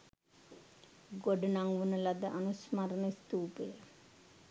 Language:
Sinhala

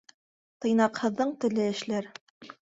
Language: Bashkir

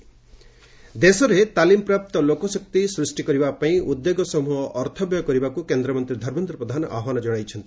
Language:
Odia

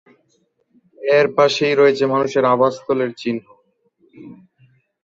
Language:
Bangla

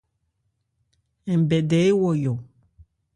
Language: Ebrié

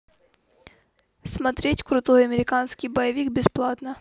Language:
Russian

